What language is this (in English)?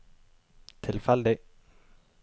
Norwegian